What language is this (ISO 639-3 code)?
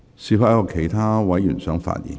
yue